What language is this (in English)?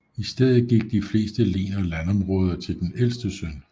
Danish